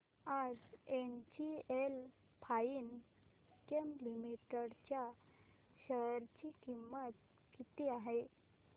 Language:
Marathi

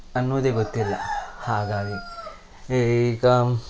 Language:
Kannada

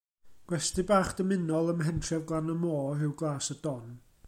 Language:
Welsh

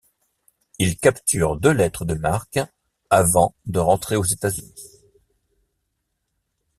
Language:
French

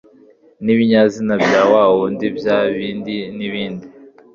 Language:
Kinyarwanda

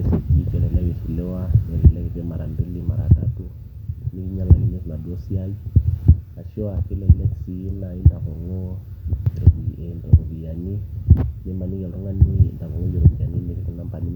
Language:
Masai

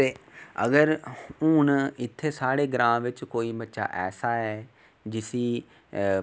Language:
Dogri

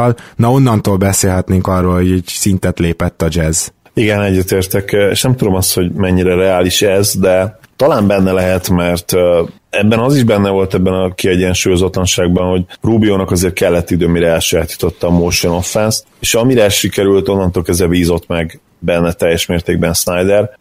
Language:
Hungarian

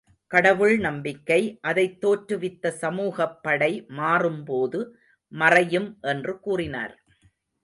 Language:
Tamil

